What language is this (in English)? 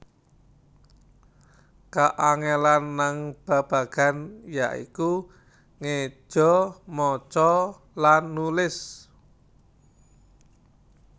Javanese